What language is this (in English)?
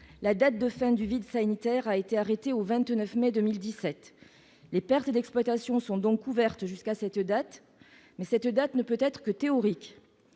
French